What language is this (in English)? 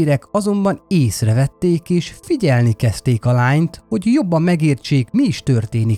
Hungarian